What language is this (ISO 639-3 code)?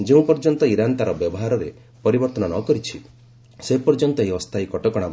ori